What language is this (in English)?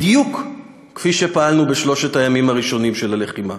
Hebrew